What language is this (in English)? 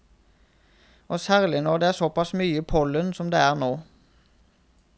Norwegian